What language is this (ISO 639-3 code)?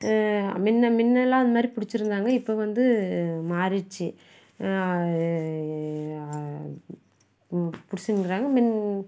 tam